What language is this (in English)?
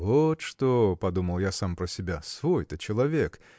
Russian